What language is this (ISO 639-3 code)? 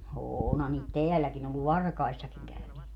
fin